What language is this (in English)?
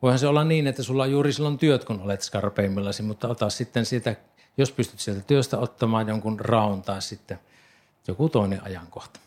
Finnish